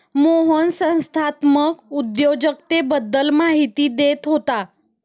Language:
Marathi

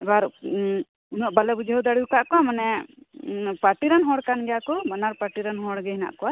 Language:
Santali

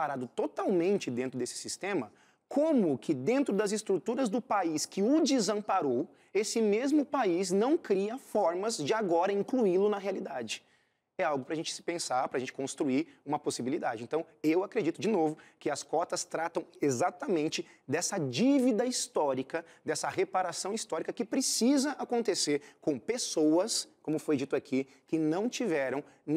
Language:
Portuguese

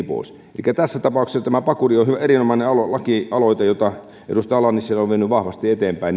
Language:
Finnish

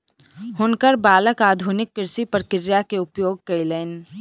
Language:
Maithili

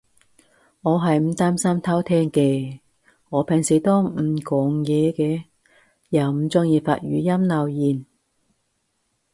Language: Cantonese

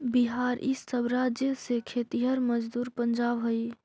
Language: Magahi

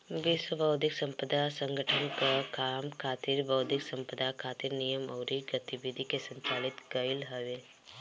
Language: Bhojpuri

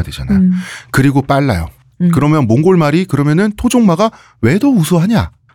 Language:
Korean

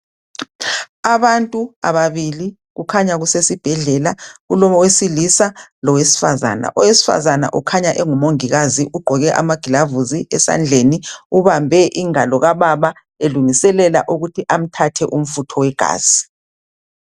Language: North Ndebele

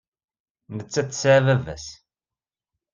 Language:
Kabyle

